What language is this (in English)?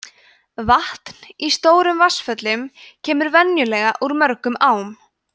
Icelandic